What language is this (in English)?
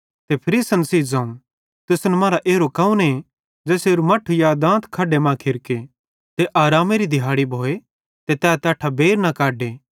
Bhadrawahi